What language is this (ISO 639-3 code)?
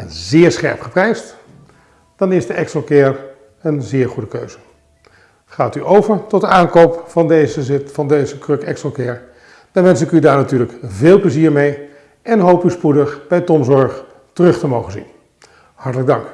nld